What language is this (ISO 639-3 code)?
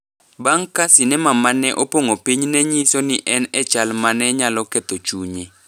luo